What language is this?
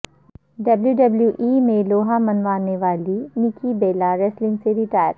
Urdu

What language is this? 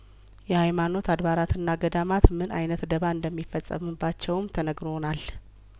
Amharic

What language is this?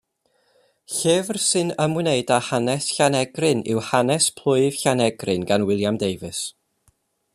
Welsh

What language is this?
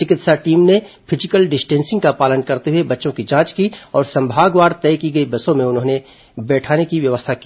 Hindi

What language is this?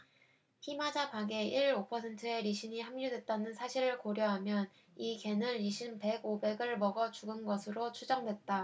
Korean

